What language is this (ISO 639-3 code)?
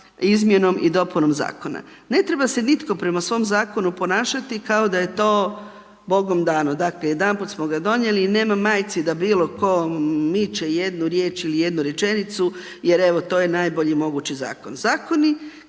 hrv